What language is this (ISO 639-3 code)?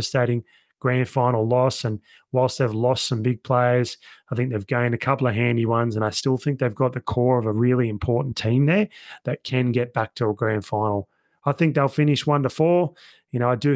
eng